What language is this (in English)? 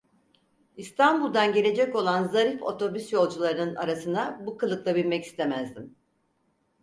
Turkish